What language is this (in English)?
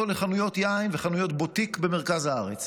Hebrew